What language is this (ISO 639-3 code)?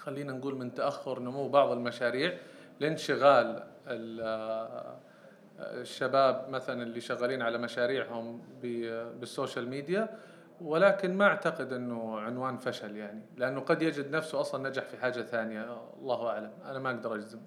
ara